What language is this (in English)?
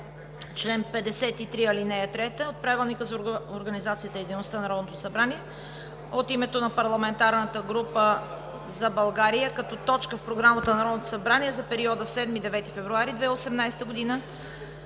Bulgarian